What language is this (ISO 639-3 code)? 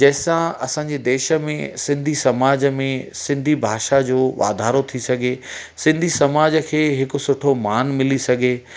snd